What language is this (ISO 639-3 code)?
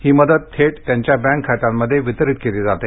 mar